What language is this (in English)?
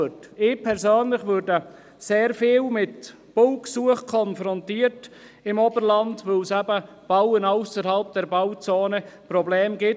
Swiss German